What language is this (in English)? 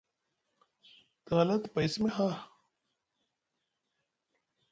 Musgu